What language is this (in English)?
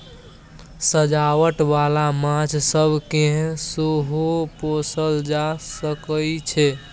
Maithili